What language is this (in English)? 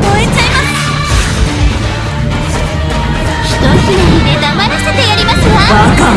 Japanese